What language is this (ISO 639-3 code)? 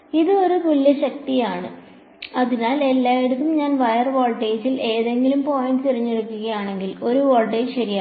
mal